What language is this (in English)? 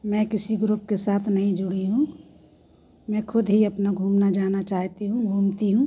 Hindi